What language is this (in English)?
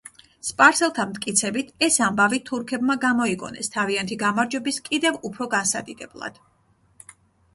Georgian